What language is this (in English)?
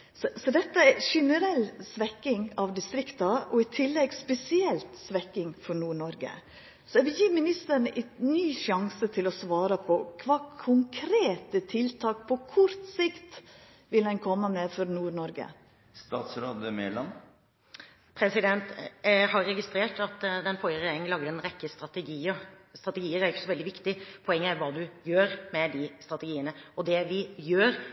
Norwegian